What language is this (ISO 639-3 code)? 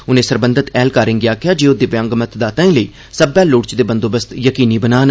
doi